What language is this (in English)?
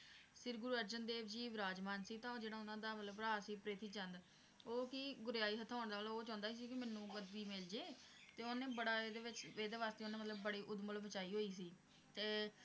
Punjabi